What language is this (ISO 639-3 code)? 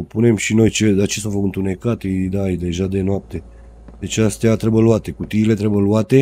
ron